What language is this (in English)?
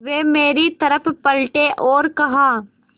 Hindi